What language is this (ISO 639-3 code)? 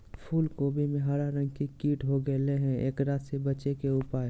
mag